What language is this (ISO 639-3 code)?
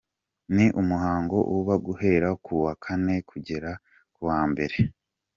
kin